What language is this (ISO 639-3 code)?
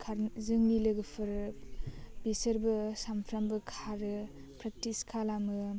brx